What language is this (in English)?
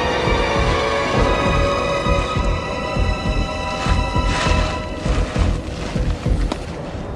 Russian